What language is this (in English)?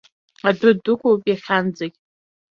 Abkhazian